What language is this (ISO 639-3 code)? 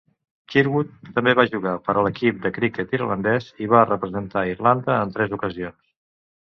cat